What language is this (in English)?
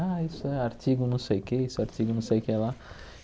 Portuguese